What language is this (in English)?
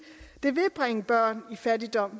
Danish